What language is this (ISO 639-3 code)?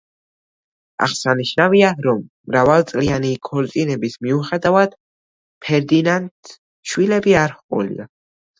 kat